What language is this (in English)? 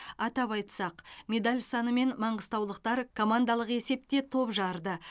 Kazakh